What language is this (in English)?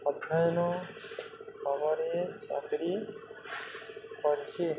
Odia